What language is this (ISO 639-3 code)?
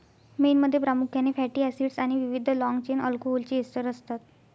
mar